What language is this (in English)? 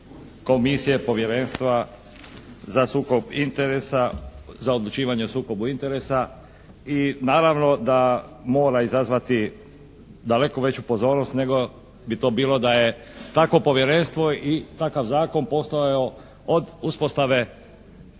Croatian